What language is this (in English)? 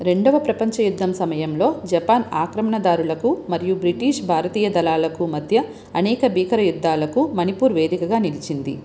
Telugu